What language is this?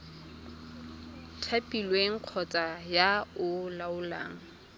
Tswana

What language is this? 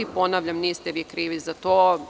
Serbian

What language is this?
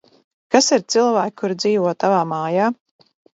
Latvian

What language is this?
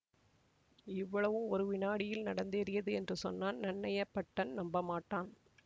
Tamil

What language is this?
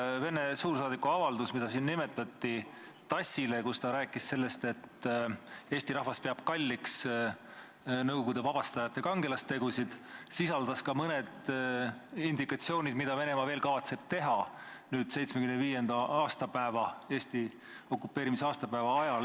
Estonian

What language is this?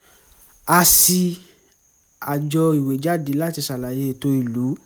Yoruba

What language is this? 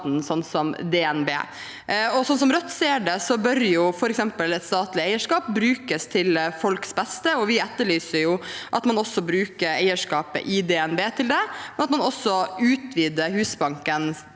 Norwegian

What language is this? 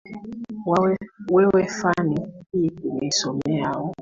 Swahili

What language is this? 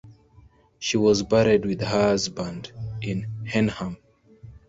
English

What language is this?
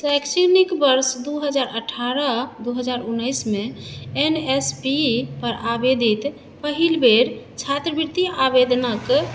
Maithili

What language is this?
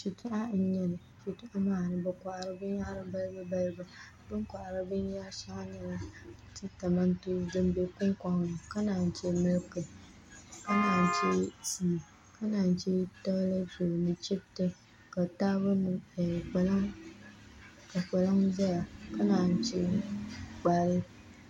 Dagbani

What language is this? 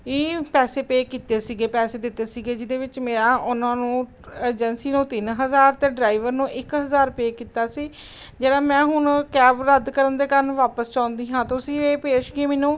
Punjabi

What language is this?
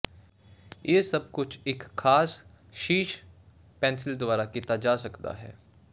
Punjabi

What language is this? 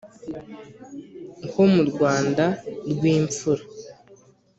Kinyarwanda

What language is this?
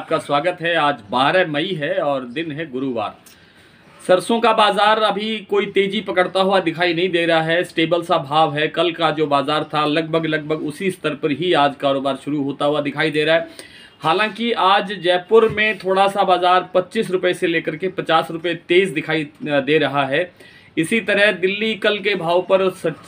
Hindi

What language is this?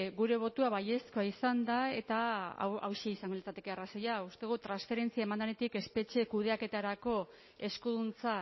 Basque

